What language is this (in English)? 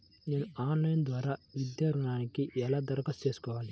Telugu